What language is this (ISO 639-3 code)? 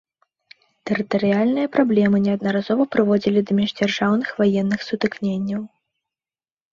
bel